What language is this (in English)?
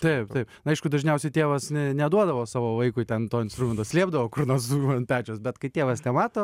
Lithuanian